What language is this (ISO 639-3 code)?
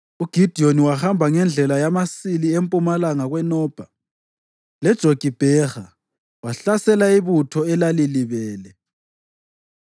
nde